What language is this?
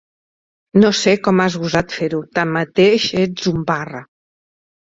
Catalan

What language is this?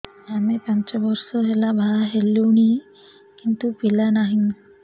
Odia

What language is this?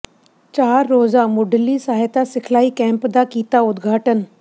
Punjabi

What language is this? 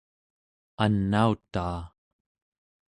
Central Yupik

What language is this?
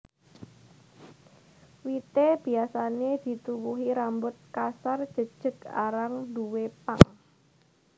Javanese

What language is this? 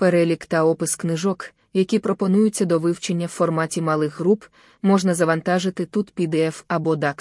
Ukrainian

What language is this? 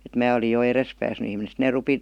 Finnish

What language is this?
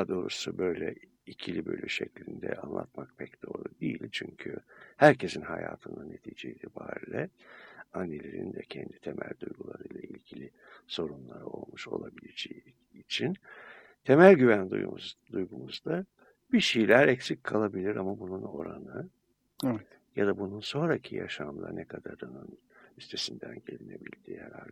Turkish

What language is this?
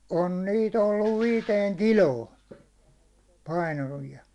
Finnish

